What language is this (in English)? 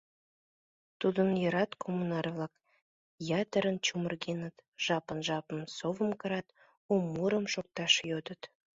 Mari